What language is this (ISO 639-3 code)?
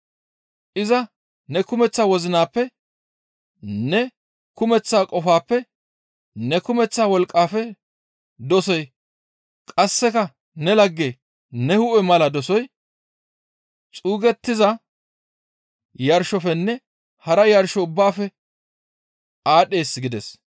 gmv